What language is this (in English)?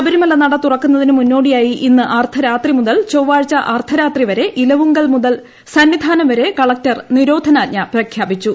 Malayalam